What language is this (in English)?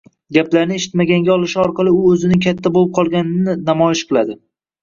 Uzbek